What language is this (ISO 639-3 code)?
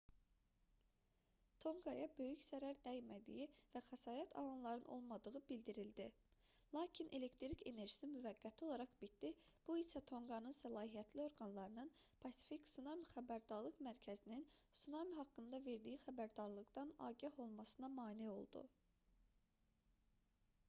aze